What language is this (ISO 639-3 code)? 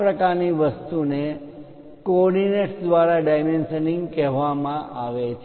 guj